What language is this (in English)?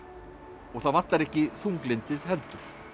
Icelandic